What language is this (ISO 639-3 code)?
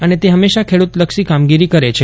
guj